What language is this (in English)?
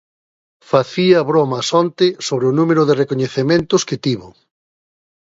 Galician